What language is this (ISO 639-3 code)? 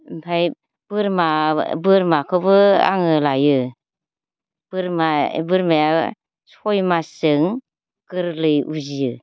brx